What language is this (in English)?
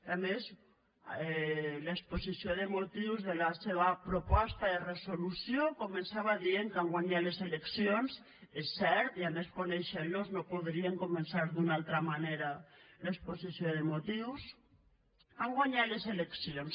Catalan